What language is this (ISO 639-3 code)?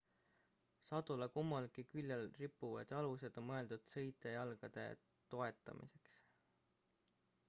est